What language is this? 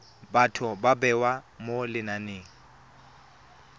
Tswana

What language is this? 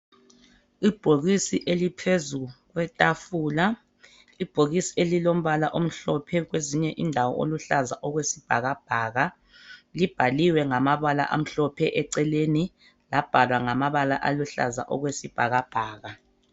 North Ndebele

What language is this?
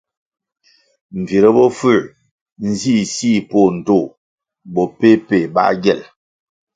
Kwasio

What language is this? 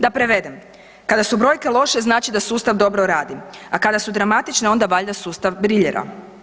Croatian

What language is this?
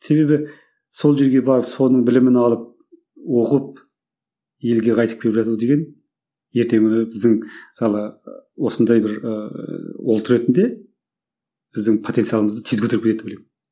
Kazakh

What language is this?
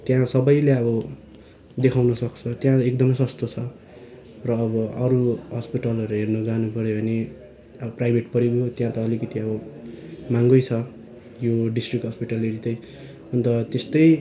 Nepali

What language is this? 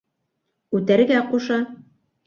Bashkir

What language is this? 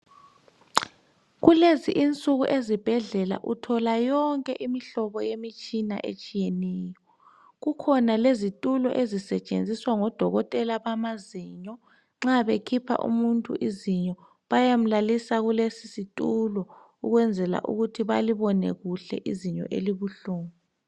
North Ndebele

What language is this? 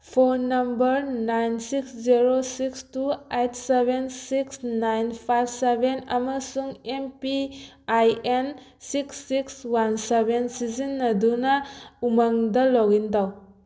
Manipuri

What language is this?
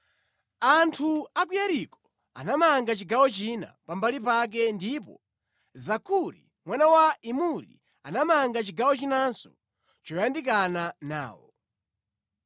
Nyanja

